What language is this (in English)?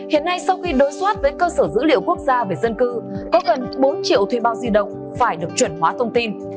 Vietnamese